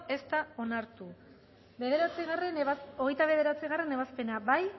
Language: Basque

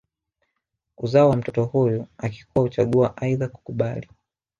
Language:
Swahili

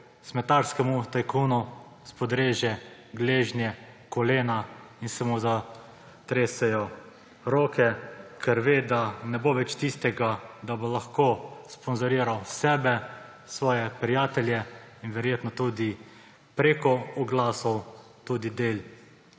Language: Slovenian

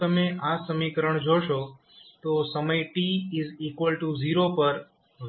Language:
Gujarati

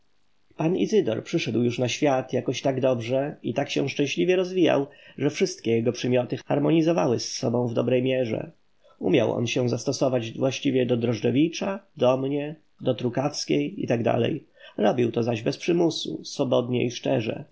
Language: Polish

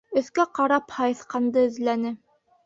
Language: Bashkir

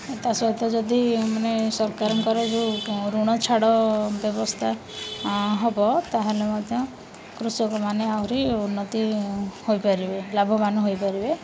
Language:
Odia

